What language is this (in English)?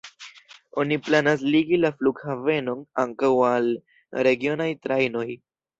Esperanto